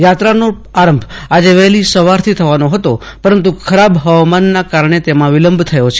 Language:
Gujarati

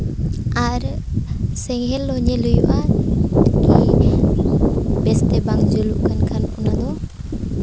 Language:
Santali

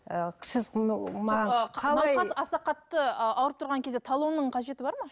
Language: Kazakh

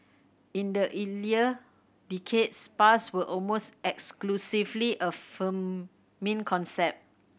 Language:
English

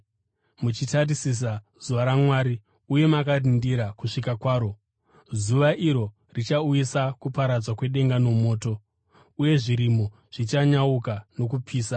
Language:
Shona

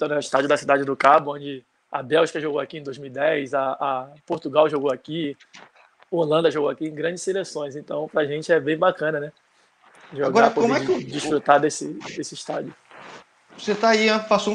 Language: Portuguese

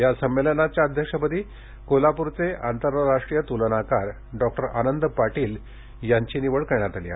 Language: Marathi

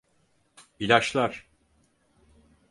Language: Turkish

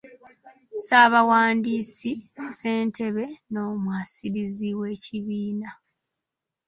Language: Ganda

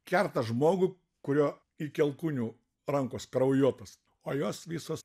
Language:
Lithuanian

